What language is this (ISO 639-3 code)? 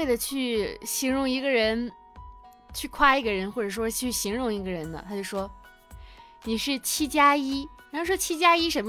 zho